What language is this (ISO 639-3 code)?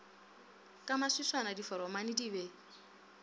nso